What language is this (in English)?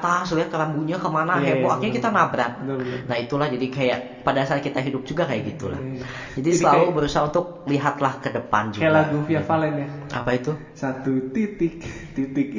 Indonesian